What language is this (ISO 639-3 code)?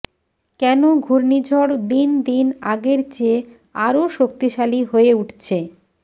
ben